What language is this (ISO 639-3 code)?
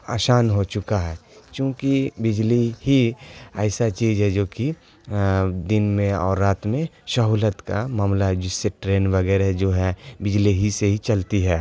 urd